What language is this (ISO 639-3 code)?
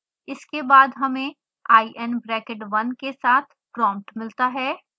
hin